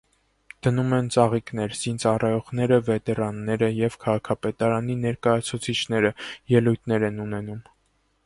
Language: Armenian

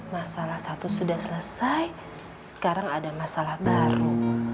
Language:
Indonesian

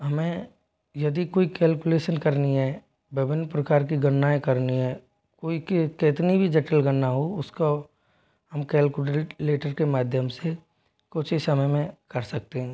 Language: Hindi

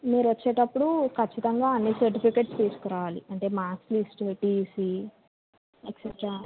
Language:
Telugu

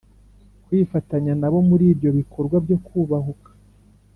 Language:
Kinyarwanda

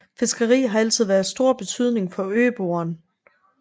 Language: Danish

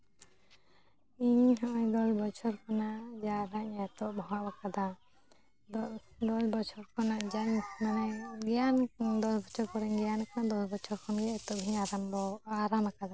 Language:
Santali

